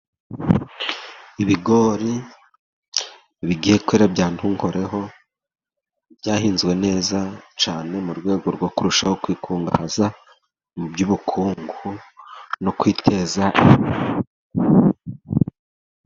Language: Kinyarwanda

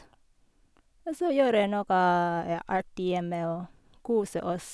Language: Norwegian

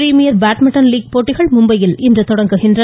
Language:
Tamil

